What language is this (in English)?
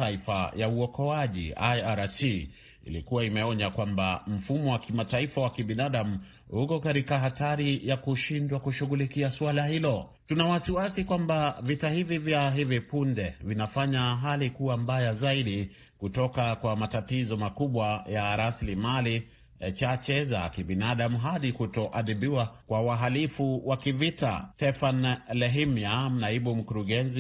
Swahili